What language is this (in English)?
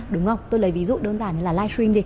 Vietnamese